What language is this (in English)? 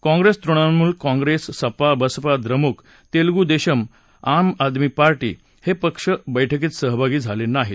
Marathi